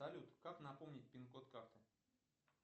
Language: Russian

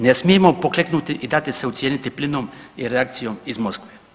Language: Croatian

